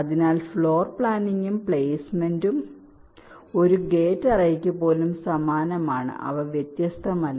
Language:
Malayalam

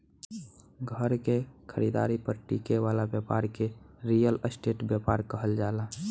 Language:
Bhojpuri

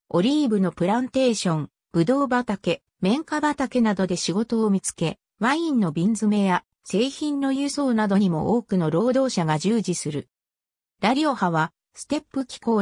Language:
Japanese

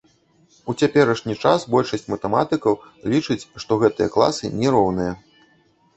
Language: Belarusian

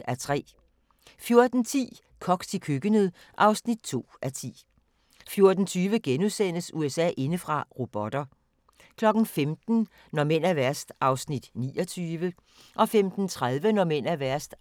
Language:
Danish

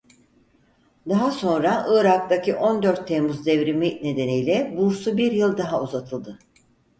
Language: Turkish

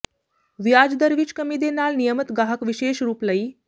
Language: Punjabi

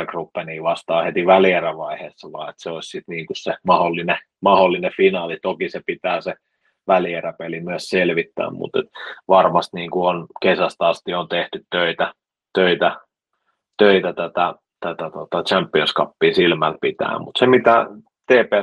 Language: Finnish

